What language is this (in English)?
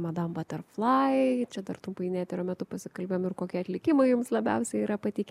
Lithuanian